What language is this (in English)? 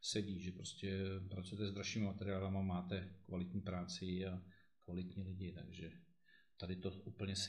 Czech